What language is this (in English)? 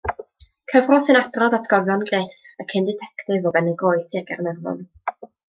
Welsh